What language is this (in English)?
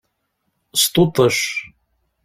Kabyle